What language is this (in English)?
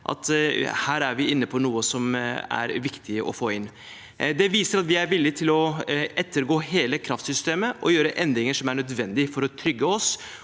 Norwegian